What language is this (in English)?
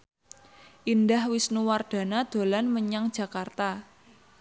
Javanese